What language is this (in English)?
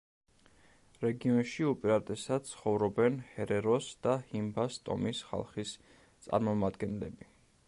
Georgian